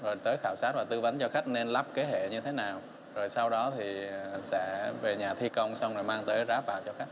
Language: Vietnamese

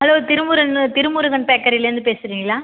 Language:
Tamil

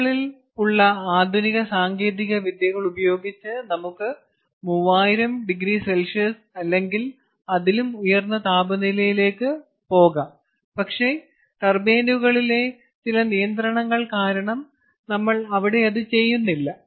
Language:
Malayalam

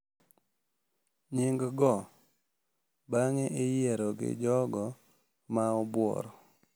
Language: Luo (Kenya and Tanzania)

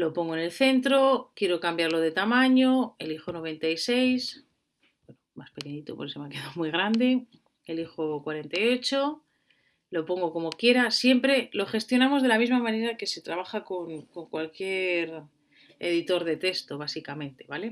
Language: Spanish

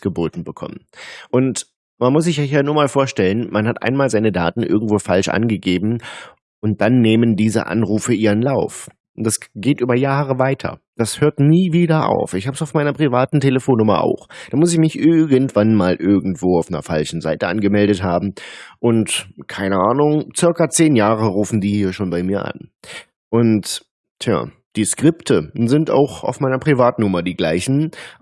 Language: German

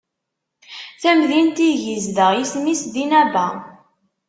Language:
Kabyle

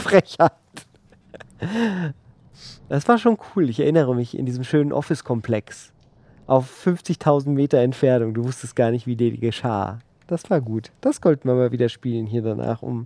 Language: German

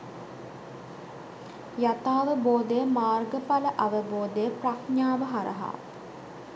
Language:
Sinhala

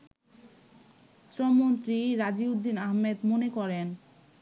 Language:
Bangla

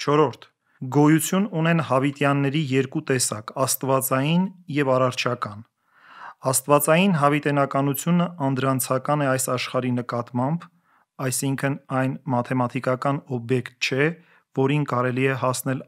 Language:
Turkish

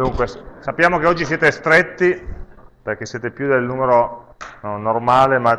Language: Italian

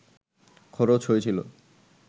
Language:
Bangla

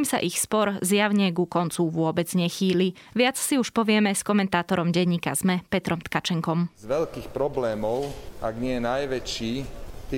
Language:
Slovak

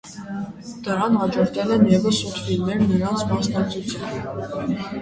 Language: Armenian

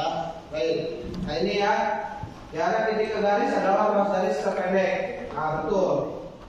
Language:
Indonesian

